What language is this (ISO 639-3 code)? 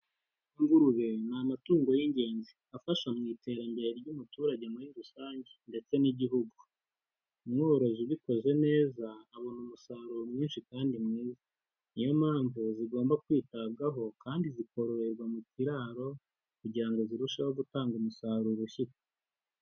kin